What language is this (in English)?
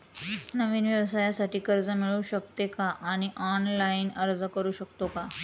Marathi